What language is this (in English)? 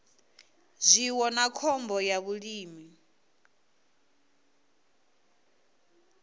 Venda